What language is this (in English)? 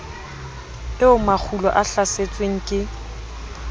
Southern Sotho